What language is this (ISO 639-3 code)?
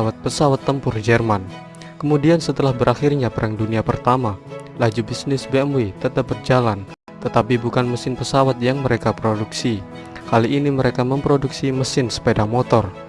ind